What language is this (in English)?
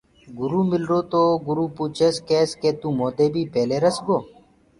Gurgula